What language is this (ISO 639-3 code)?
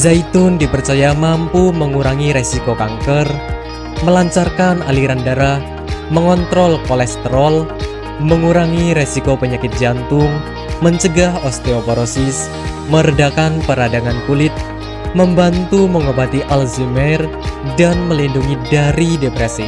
ind